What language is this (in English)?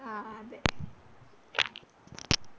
Malayalam